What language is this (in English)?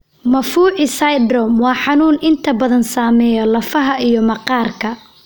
Somali